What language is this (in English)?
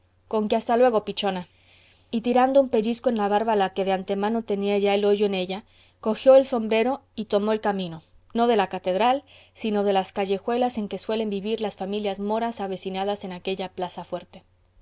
Spanish